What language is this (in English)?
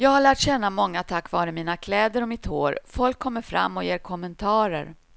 Swedish